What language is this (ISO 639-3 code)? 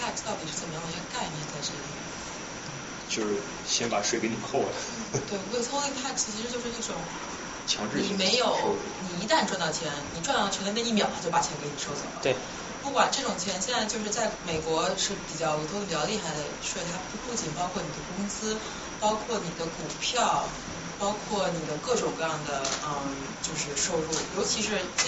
zho